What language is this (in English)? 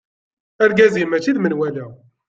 Kabyle